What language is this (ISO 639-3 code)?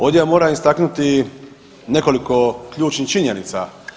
hrv